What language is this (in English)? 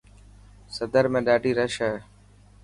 Dhatki